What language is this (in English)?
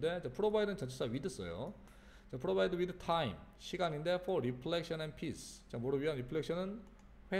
Korean